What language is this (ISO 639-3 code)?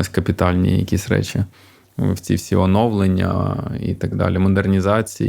ukr